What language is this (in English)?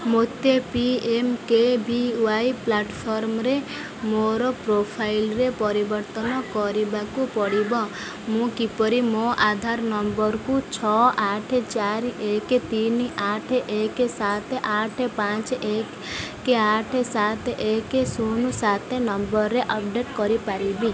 Odia